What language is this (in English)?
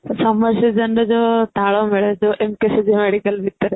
Odia